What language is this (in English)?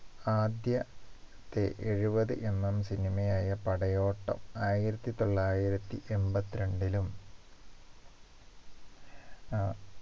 Malayalam